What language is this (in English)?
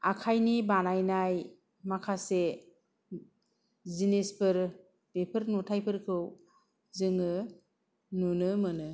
Bodo